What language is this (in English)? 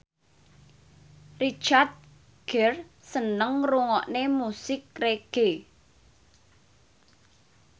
Javanese